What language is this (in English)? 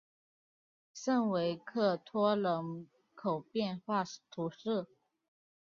Chinese